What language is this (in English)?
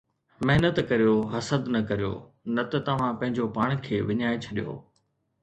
Sindhi